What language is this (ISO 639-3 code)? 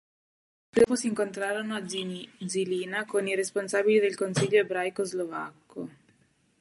ita